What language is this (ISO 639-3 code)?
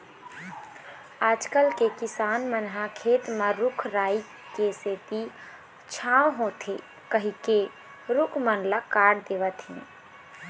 hne